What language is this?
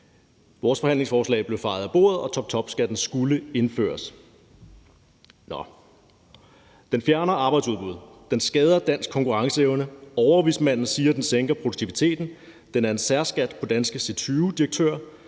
Danish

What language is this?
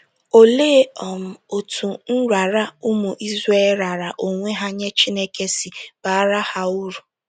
Igbo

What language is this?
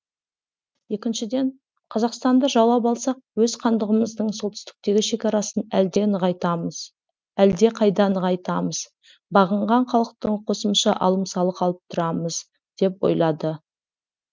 Kazakh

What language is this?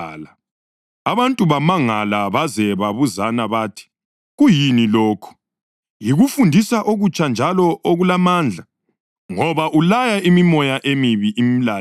North Ndebele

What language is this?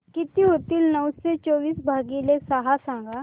Marathi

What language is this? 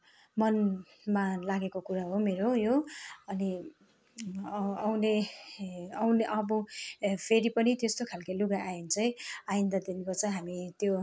Nepali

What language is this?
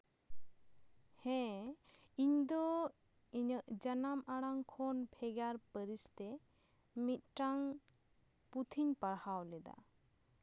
Santali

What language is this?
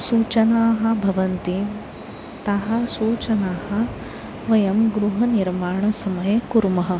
Sanskrit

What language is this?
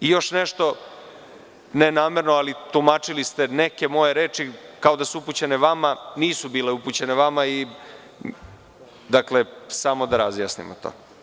Serbian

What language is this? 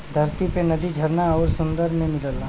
Bhojpuri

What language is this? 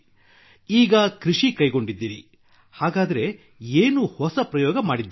Kannada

